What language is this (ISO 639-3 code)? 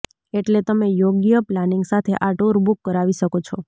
guj